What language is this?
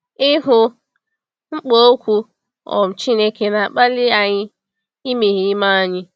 Igbo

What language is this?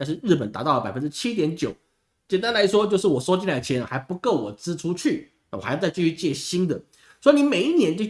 Chinese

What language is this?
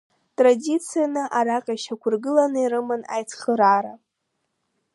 Abkhazian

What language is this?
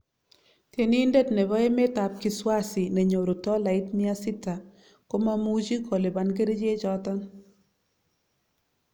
Kalenjin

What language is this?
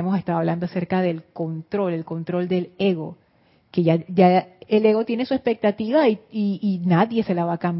Spanish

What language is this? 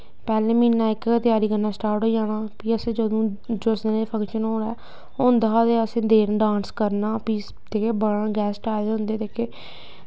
Dogri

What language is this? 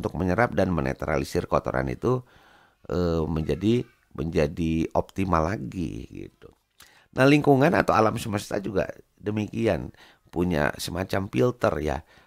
Indonesian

